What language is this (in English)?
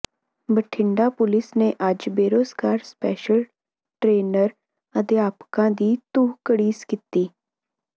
Punjabi